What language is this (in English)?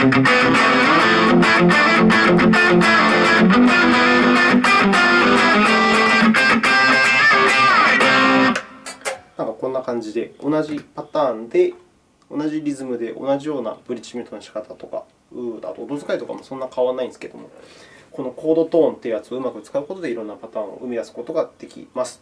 Japanese